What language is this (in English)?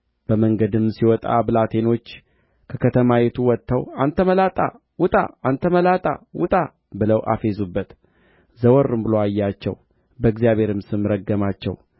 Amharic